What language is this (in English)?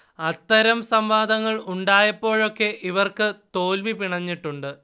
Malayalam